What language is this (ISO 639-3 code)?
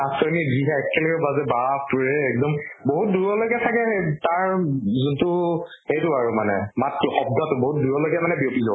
asm